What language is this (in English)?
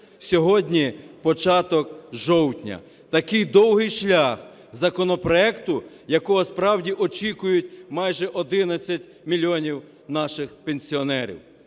Ukrainian